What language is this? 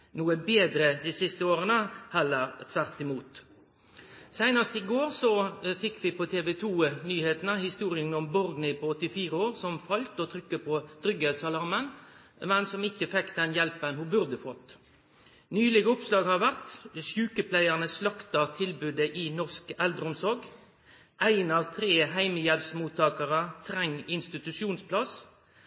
Norwegian Nynorsk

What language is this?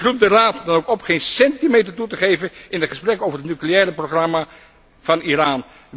Dutch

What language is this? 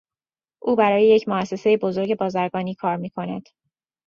Persian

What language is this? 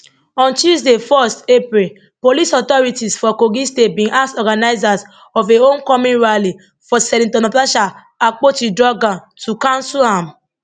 Nigerian Pidgin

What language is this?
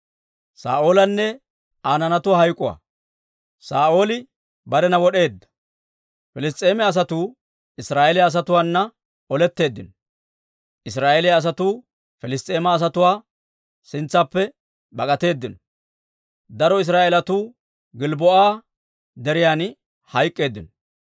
Dawro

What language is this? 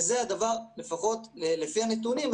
Hebrew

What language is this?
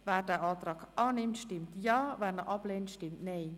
Swiss German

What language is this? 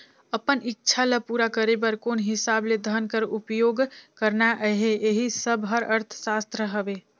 Chhattisgarhi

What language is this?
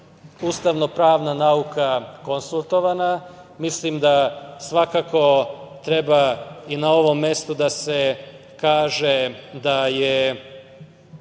Serbian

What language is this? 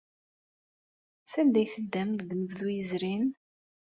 Kabyle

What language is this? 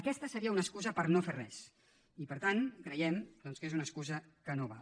Catalan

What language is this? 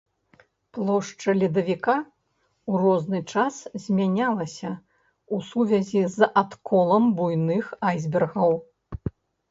Belarusian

